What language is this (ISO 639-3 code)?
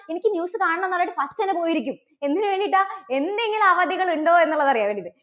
mal